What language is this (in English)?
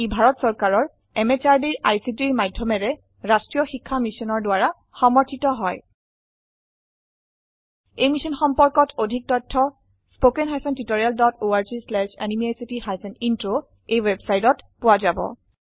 Assamese